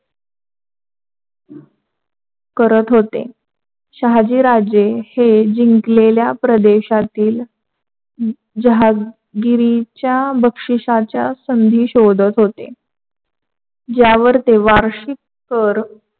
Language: Marathi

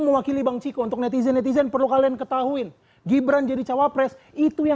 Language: Indonesian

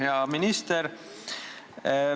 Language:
Estonian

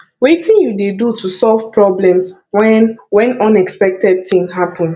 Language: Nigerian Pidgin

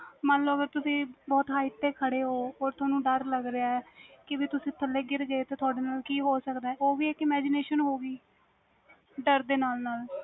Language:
Punjabi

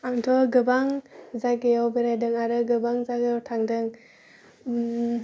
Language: Bodo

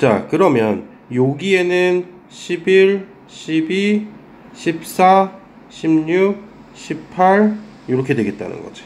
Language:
Korean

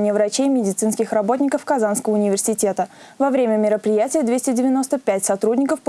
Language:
Russian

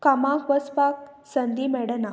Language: Konkani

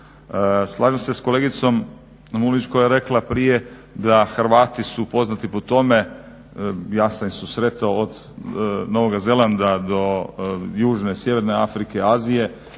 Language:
Croatian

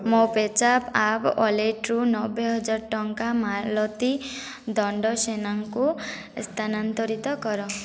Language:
Odia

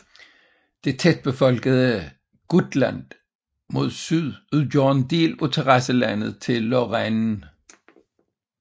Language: Danish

